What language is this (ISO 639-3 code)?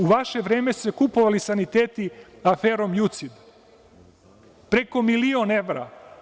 srp